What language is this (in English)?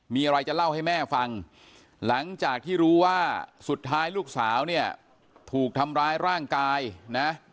Thai